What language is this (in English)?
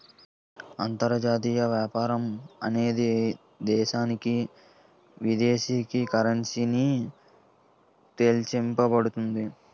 Telugu